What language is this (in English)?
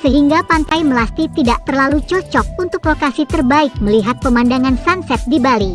Indonesian